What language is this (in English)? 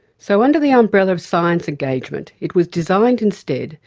English